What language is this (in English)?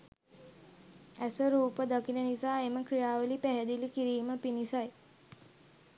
Sinhala